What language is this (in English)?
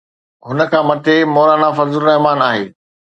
Sindhi